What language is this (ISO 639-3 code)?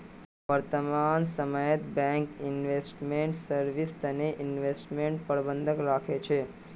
mag